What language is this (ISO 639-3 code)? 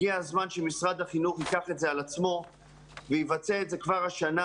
heb